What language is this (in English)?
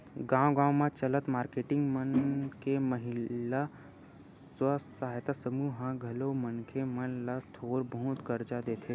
Chhattisgarhi